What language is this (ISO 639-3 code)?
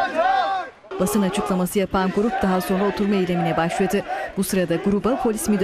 tur